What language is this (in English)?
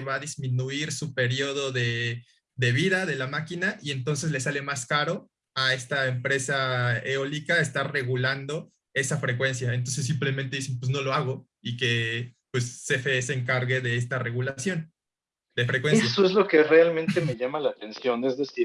Spanish